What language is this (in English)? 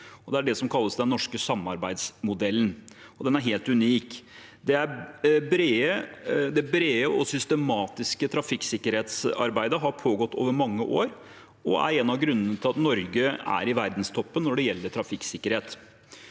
Norwegian